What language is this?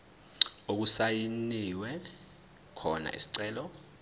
Zulu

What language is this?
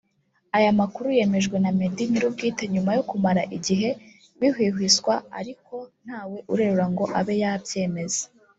Kinyarwanda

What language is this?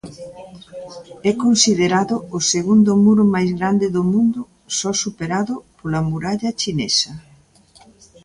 Galician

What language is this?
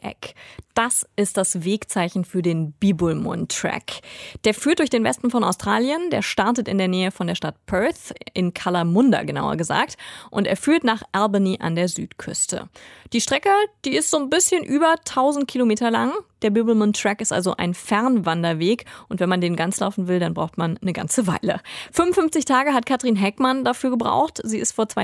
German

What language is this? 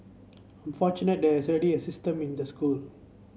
English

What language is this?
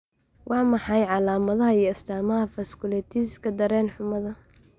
Somali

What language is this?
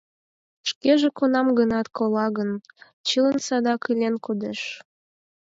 Mari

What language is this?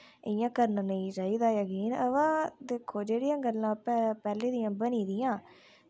Dogri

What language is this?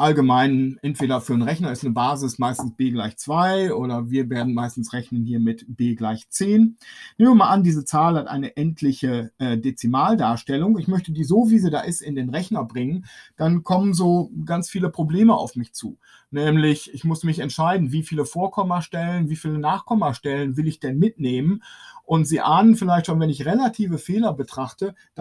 German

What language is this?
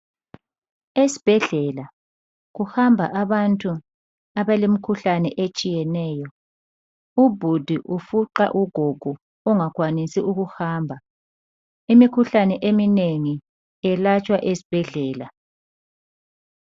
North Ndebele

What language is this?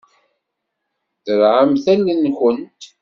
Kabyle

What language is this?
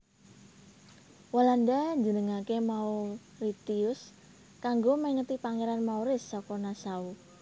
Javanese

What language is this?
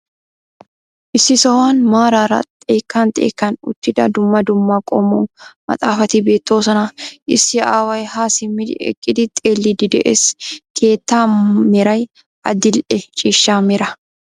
Wolaytta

